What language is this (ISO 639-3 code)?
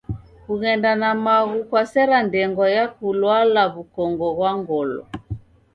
dav